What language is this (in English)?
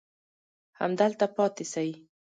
Pashto